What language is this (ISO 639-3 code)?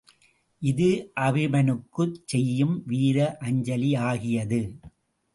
tam